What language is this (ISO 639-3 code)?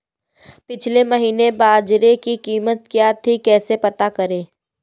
hin